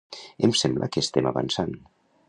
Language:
Catalan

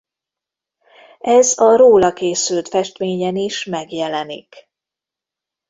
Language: Hungarian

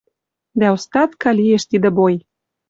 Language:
Western Mari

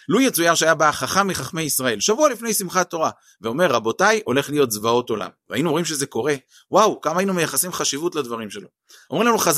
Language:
Hebrew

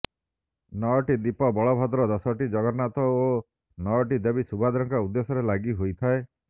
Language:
Odia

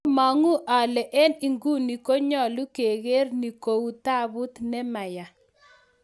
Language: Kalenjin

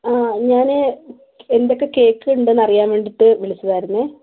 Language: Malayalam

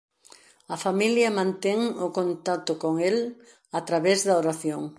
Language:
Galician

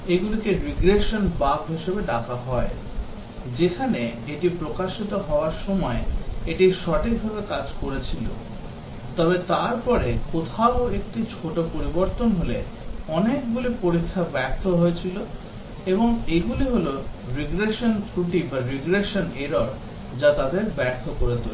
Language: Bangla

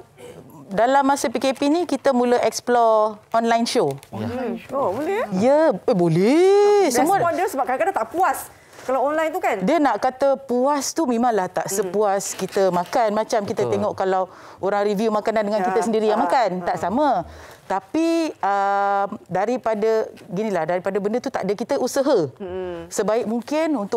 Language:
Malay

